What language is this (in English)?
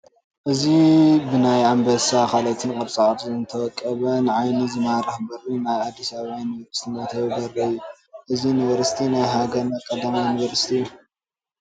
Tigrinya